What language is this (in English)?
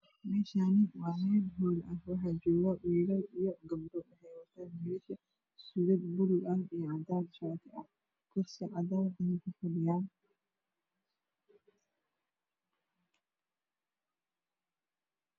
Somali